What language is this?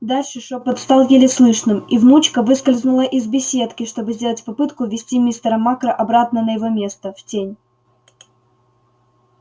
Russian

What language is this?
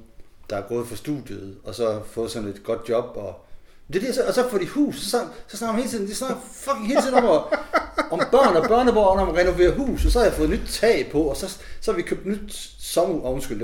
Danish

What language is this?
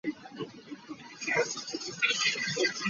Hakha Chin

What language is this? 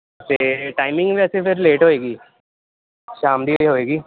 Punjabi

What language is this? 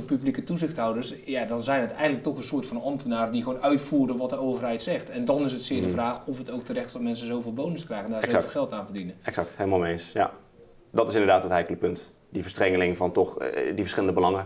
Dutch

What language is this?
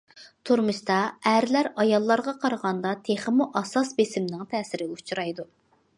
Uyghur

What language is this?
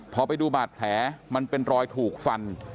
Thai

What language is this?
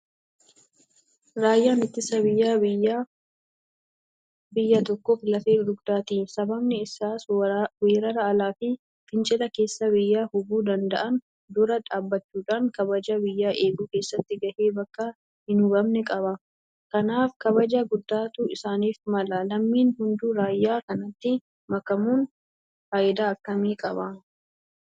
Oromo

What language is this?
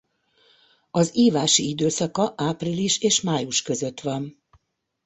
Hungarian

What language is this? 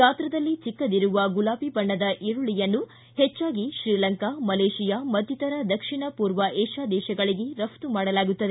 Kannada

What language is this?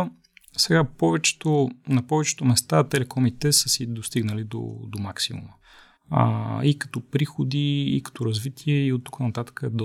Bulgarian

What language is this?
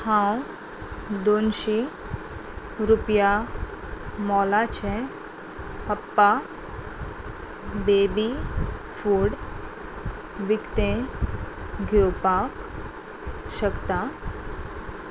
Konkani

